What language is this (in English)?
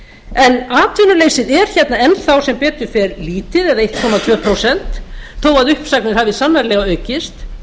Icelandic